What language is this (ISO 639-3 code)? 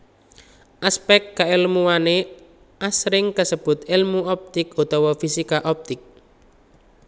jav